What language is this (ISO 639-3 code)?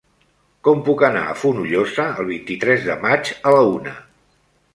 cat